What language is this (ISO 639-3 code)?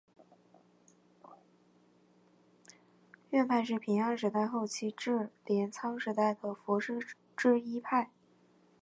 zho